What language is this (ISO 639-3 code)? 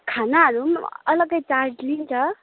nep